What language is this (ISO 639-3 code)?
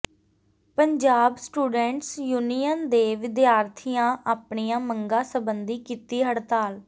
pan